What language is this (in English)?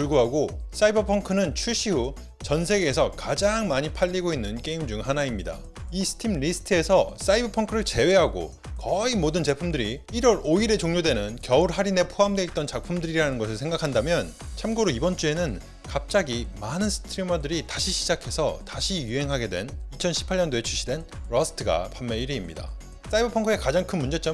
Korean